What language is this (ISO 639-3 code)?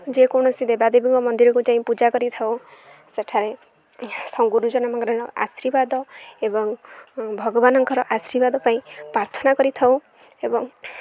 ori